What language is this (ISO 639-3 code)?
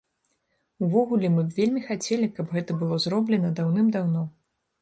bel